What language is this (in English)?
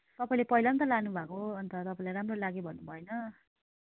Nepali